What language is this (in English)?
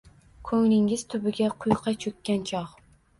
Uzbek